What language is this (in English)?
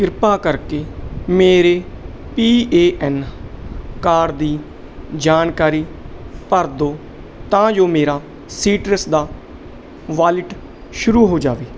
Punjabi